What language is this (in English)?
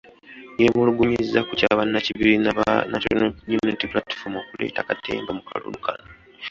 Ganda